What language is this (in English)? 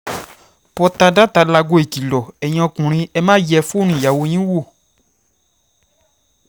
Yoruba